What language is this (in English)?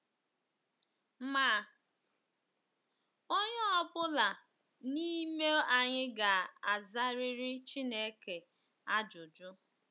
Igbo